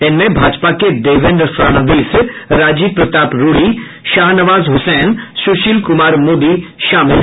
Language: Hindi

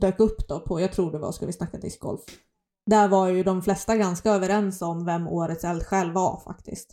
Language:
Swedish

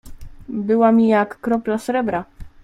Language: Polish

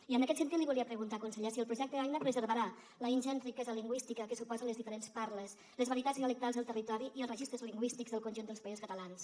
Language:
Catalan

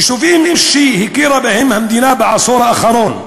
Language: Hebrew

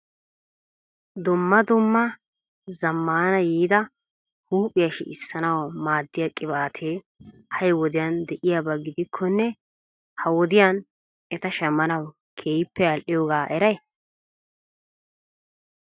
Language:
Wolaytta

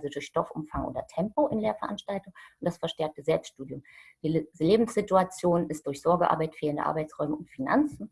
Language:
German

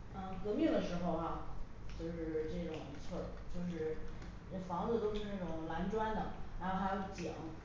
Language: Chinese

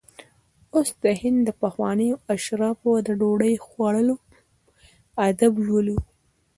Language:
Pashto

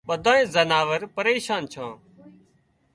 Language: Wadiyara Koli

